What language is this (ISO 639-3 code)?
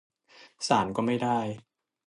tha